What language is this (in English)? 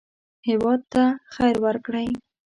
Pashto